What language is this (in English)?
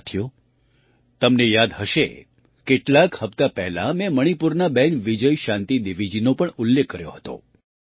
Gujarati